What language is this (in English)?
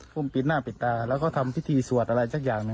Thai